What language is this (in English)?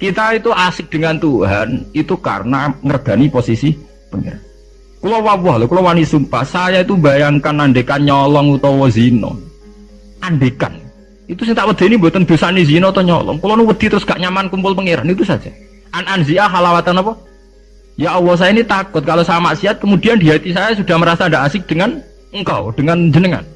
Indonesian